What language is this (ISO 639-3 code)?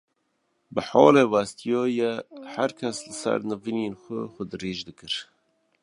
kur